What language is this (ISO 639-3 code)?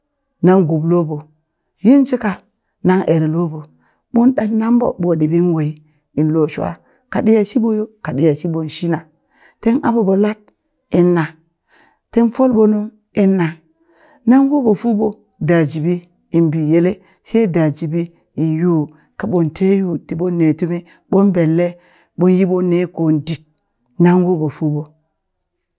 bys